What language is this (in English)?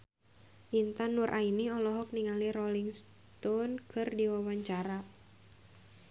Sundanese